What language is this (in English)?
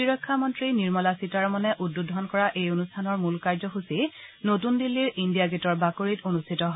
Assamese